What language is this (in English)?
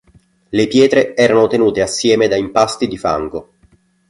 Italian